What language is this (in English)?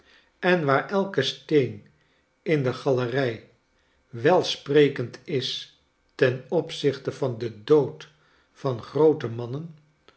Dutch